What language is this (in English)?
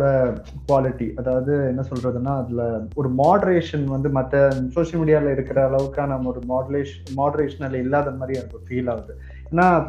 Tamil